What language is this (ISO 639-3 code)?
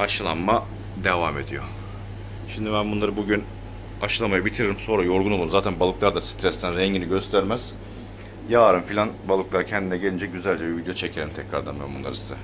tur